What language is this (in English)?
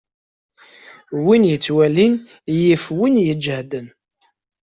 Kabyle